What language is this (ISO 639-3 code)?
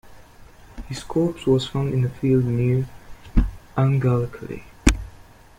eng